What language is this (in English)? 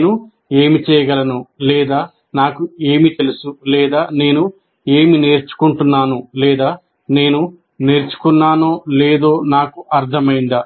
Telugu